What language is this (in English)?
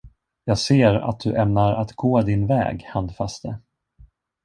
Swedish